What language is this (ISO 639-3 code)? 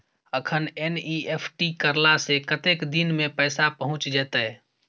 mai